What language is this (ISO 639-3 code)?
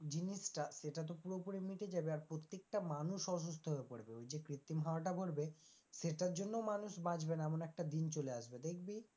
ben